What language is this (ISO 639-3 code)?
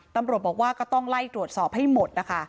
tha